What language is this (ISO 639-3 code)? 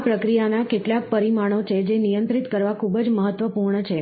guj